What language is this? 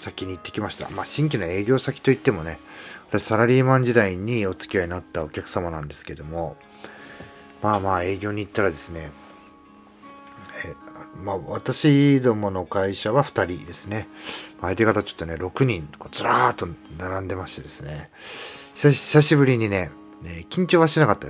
Japanese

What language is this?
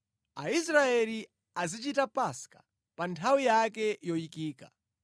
Nyanja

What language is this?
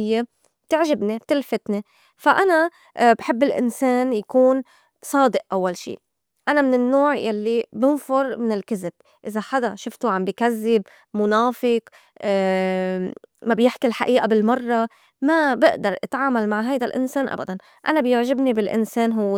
North Levantine Arabic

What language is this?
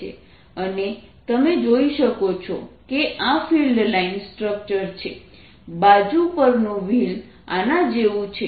Gujarati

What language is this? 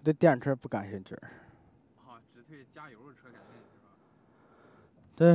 Chinese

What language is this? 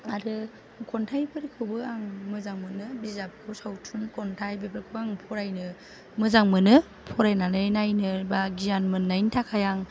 Bodo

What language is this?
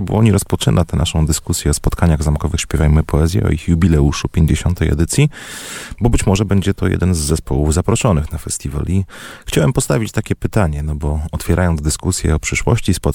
Polish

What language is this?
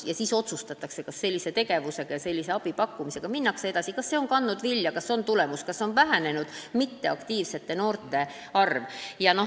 Estonian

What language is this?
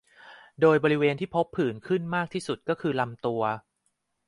Thai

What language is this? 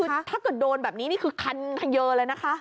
Thai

